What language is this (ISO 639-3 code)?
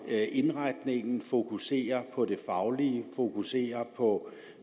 dan